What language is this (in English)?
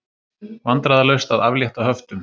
Icelandic